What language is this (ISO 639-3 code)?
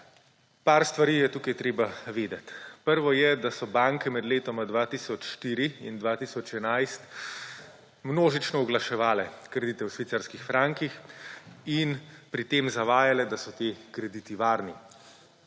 slv